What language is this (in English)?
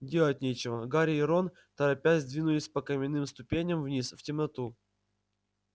Russian